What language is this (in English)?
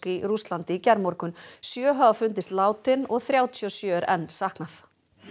Icelandic